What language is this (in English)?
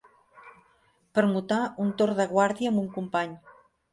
Catalan